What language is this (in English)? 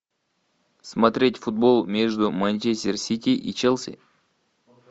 Russian